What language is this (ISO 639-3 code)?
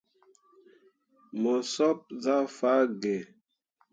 mua